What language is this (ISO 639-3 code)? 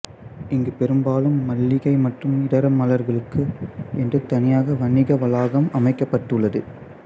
tam